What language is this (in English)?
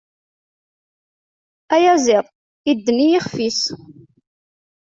Kabyle